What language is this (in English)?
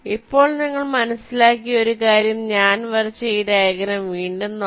Malayalam